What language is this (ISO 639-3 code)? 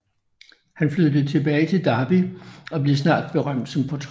dan